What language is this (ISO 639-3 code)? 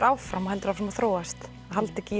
isl